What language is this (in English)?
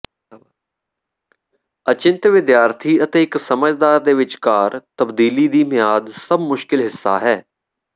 Punjabi